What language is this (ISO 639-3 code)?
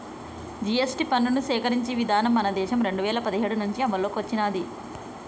tel